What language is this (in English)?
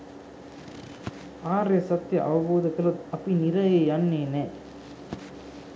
Sinhala